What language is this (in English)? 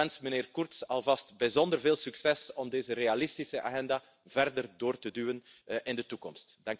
Dutch